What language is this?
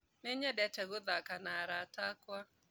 Kikuyu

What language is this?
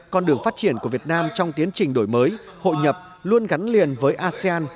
Vietnamese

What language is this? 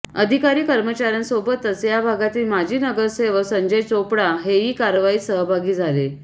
Marathi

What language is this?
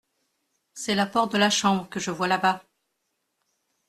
French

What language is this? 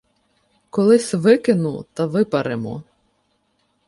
Ukrainian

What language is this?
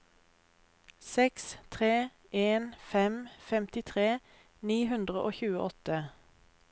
Norwegian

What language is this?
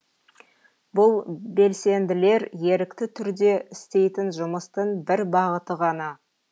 Kazakh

